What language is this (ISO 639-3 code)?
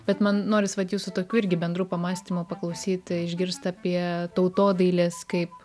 lit